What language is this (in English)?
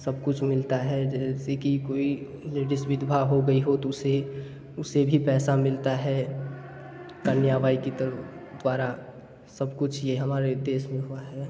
Hindi